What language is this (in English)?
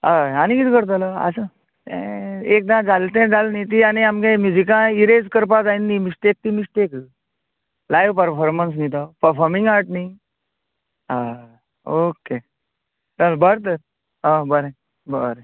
Konkani